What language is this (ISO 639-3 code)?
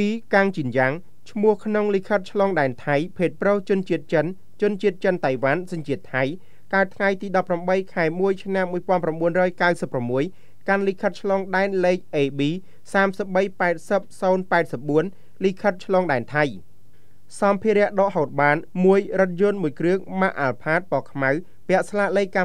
tha